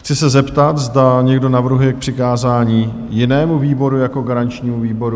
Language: Czech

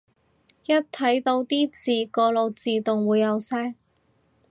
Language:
Cantonese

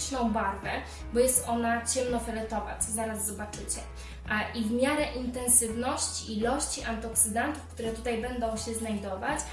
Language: Polish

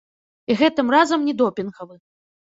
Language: Belarusian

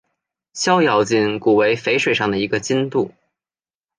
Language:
Chinese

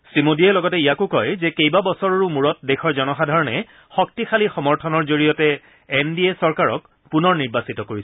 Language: Assamese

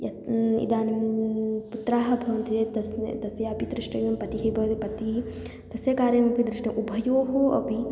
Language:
Sanskrit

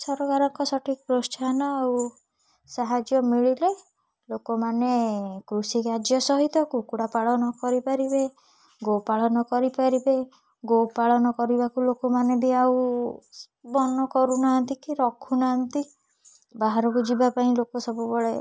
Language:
Odia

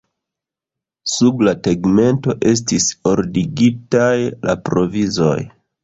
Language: Esperanto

